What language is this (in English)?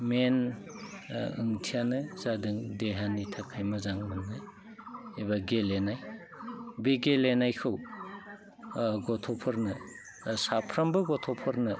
Bodo